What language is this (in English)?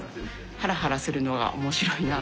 Japanese